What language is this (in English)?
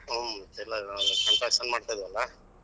Kannada